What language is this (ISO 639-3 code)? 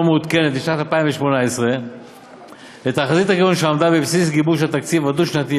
heb